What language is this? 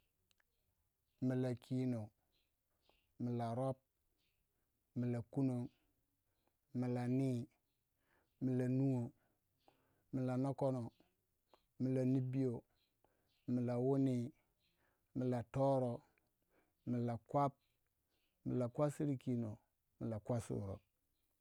Waja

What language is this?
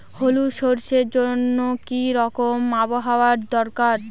Bangla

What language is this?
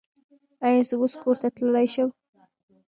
Pashto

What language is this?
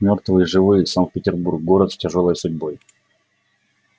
Russian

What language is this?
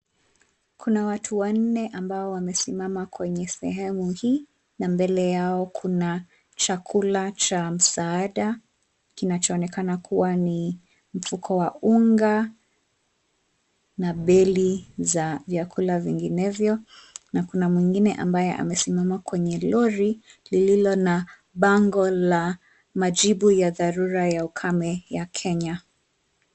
Swahili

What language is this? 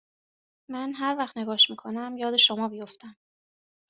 Persian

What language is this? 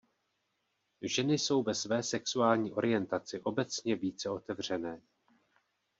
Czech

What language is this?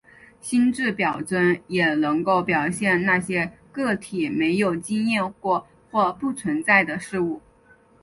Chinese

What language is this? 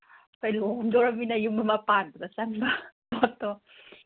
Manipuri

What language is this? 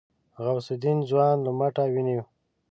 Pashto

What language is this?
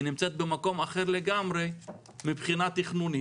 Hebrew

